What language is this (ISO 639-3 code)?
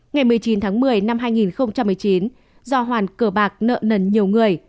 vie